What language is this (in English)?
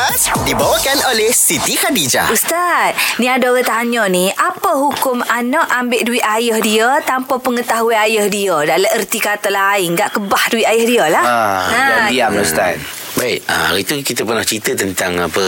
Malay